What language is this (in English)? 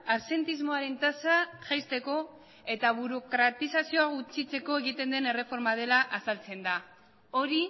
Basque